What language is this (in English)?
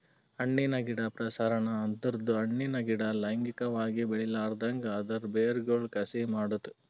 Kannada